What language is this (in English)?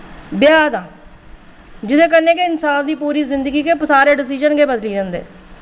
Dogri